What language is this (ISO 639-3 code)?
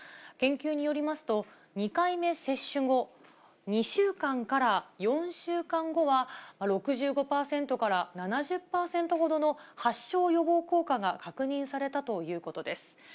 jpn